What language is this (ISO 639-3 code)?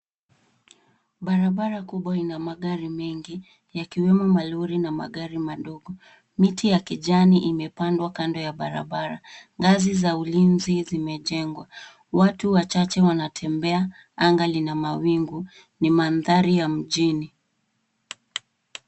swa